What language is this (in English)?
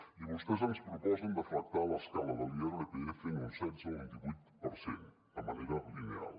Catalan